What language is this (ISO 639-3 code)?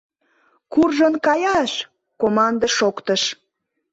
chm